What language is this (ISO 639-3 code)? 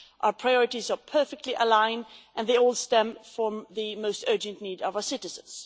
eng